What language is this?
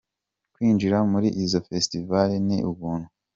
Kinyarwanda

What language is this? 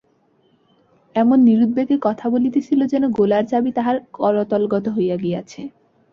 Bangla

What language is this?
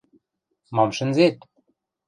Western Mari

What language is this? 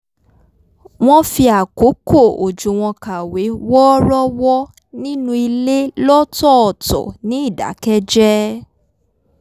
Yoruba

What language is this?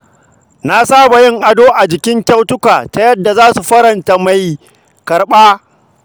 Hausa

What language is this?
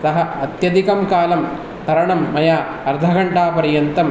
Sanskrit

